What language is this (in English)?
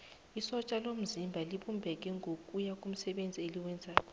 South Ndebele